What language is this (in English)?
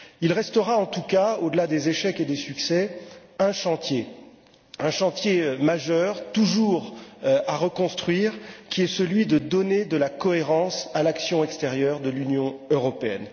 French